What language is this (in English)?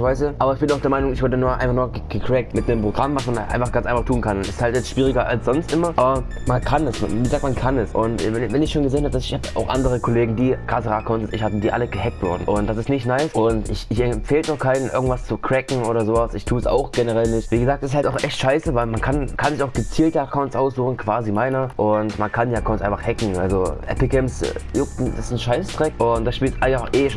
German